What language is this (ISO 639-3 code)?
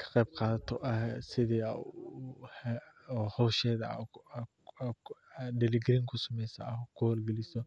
som